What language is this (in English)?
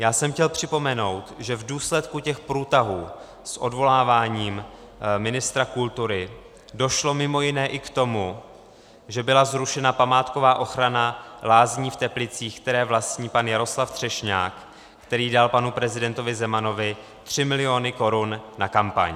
Czech